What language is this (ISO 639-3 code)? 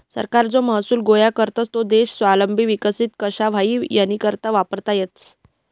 mar